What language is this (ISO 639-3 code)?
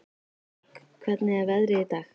isl